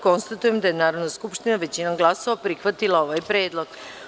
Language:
Serbian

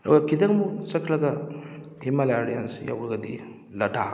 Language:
Manipuri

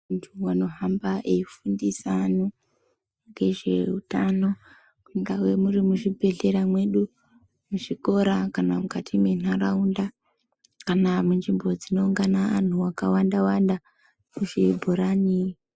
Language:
Ndau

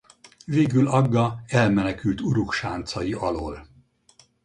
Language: Hungarian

